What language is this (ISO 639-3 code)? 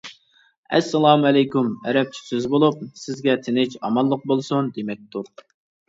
uig